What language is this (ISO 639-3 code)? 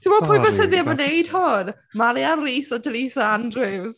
cym